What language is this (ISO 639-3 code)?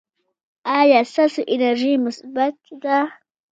pus